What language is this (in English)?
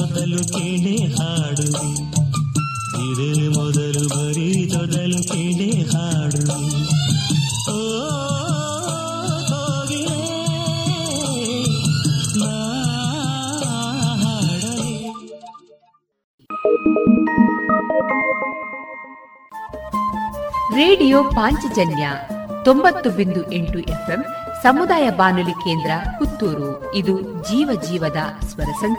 Kannada